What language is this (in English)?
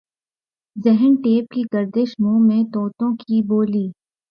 Urdu